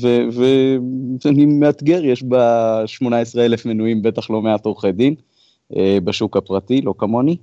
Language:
Hebrew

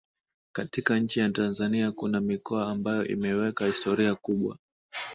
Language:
Swahili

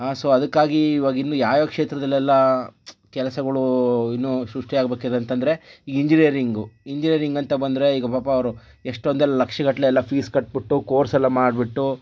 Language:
Kannada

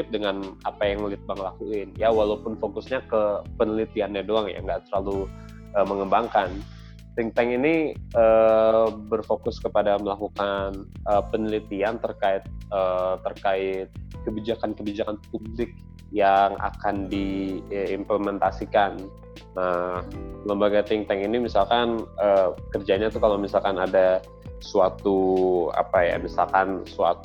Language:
Indonesian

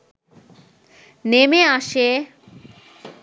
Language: Bangla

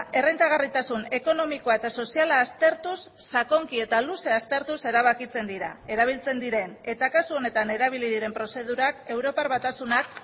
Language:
Basque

